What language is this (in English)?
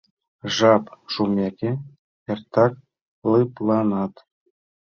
Mari